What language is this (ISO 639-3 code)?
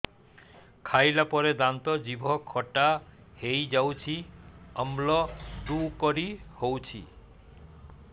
ori